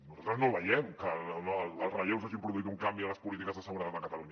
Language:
Catalan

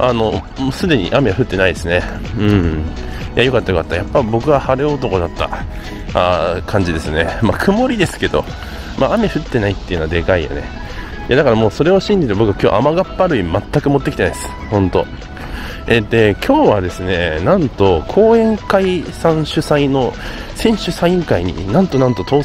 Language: Japanese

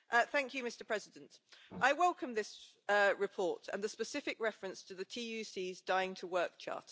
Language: English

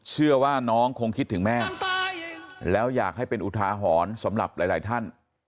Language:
Thai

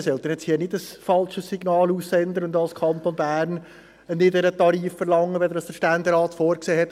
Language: Swiss German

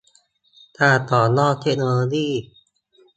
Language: Thai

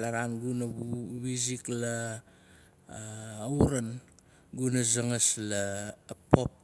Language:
Nalik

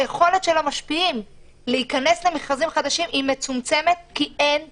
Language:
Hebrew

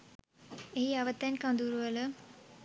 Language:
Sinhala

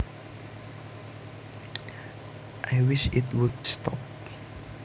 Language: Javanese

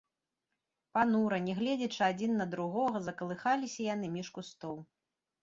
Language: Belarusian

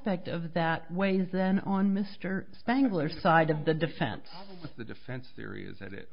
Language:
English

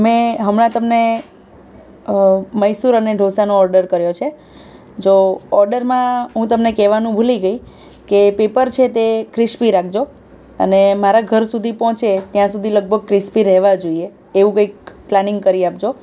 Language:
Gujarati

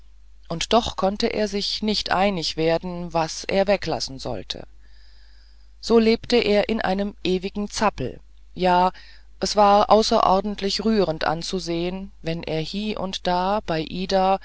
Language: German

